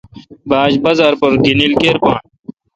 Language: Kalkoti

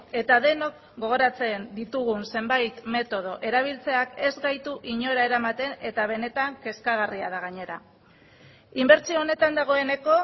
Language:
Basque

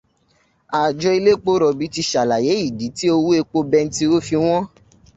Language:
Yoruba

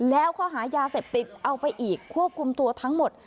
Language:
Thai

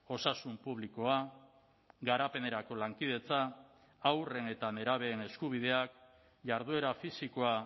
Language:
Basque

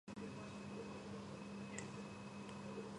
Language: Georgian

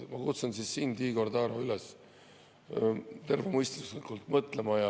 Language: Estonian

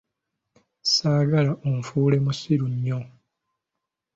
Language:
Ganda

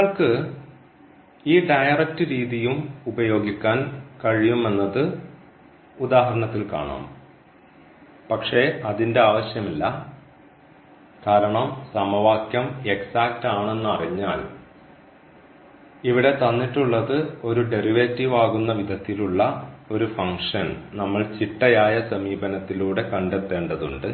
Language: Malayalam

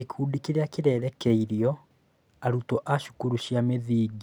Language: Kikuyu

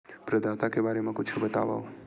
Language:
Chhattisgarhi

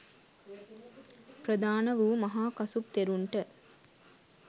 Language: Sinhala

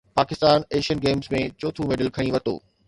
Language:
Sindhi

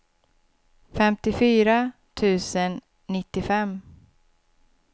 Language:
Swedish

